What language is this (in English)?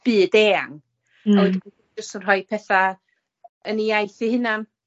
Welsh